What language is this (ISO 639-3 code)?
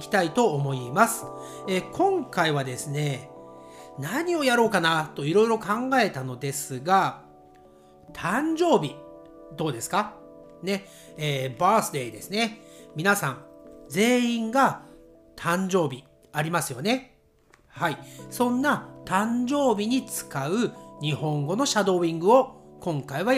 jpn